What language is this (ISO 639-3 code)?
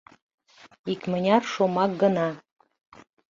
chm